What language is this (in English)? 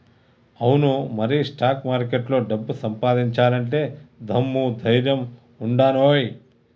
Telugu